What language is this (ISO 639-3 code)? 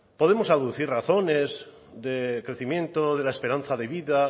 spa